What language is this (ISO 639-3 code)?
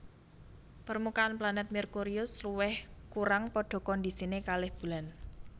jav